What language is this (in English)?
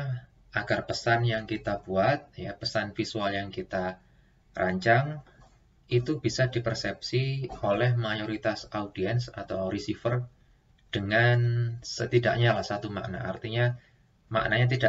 Indonesian